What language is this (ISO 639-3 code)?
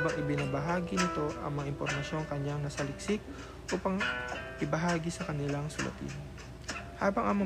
fil